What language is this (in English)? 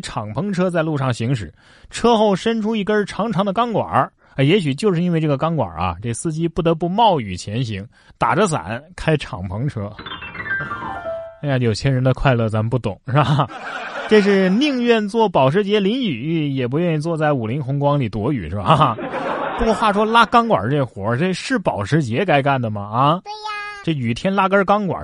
Chinese